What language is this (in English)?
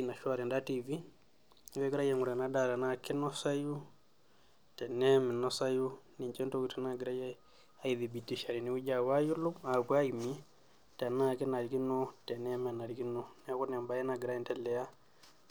Masai